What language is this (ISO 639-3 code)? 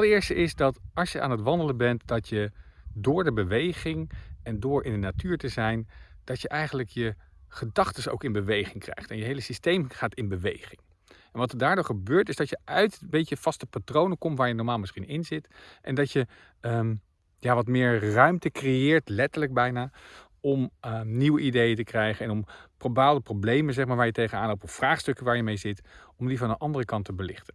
nld